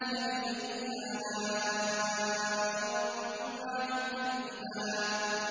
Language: Arabic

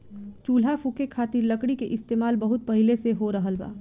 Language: Bhojpuri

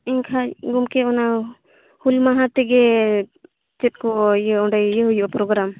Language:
Santali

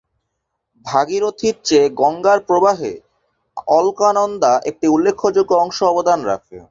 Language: Bangla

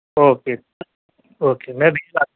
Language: Urdu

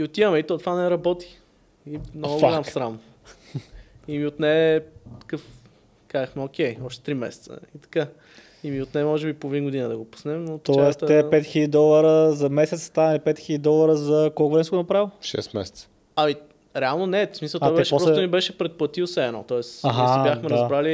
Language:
Bulgarian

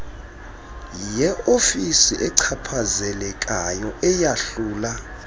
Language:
Xhosa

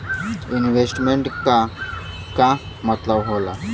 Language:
Bhojpuri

